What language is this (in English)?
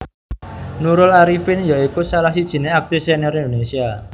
Javanese